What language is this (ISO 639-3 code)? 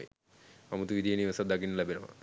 sin